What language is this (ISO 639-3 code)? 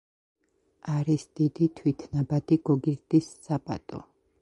kat